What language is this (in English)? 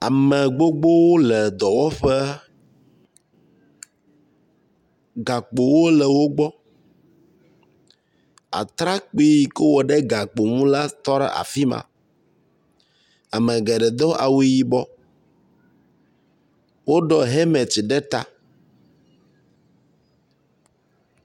Ewe